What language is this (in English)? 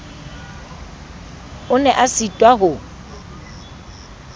Southern Sotho